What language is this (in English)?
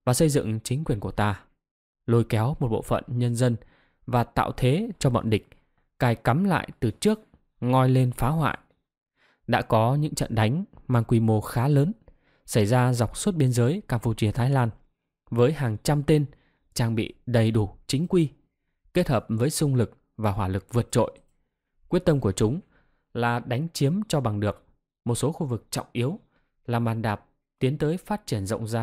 Vietnamese